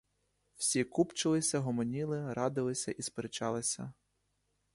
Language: Ukrainian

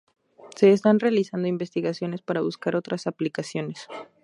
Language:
Spanish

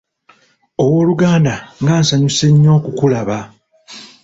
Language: Ganda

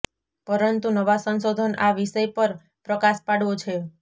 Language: Gujarati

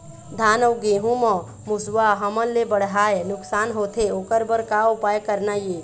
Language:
Chhattisgarhi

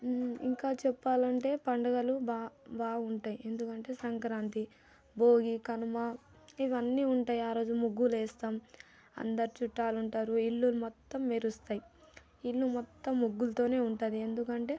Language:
Telugu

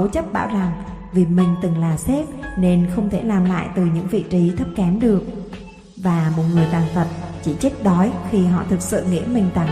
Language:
Vietnamese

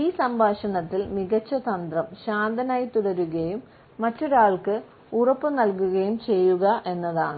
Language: Malayalam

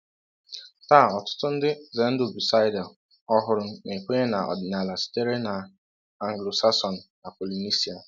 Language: Igbo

